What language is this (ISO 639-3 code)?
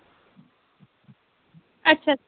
doi